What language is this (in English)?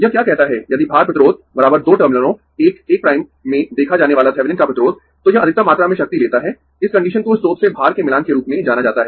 Hindi